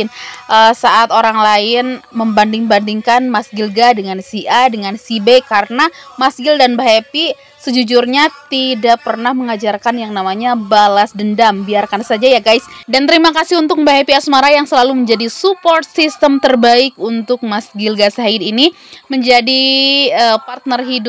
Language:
Indonesian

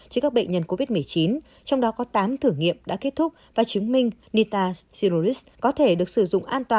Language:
Vietnamese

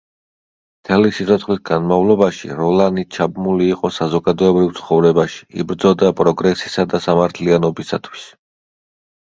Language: Georgian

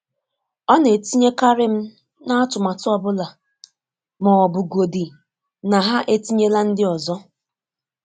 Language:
Igbo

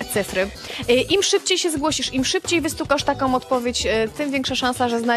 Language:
Polish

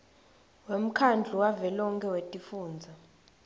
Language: Swati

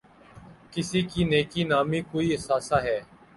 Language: Urdu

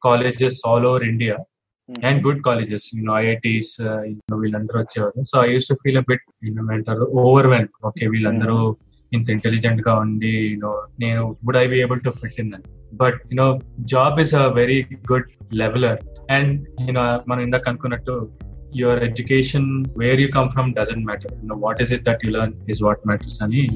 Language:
Telugu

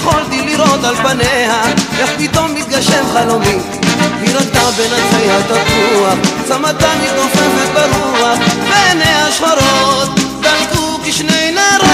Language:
Hebrew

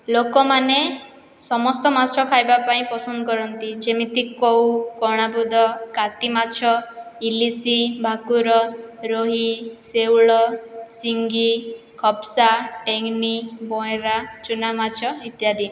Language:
Odia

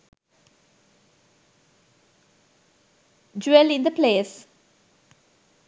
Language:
Sinhala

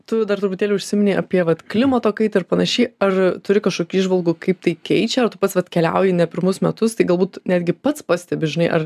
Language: Lithuanian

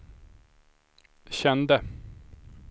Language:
Swedish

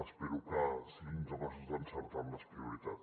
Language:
Catalan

